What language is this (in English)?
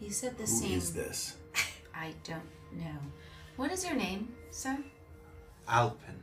English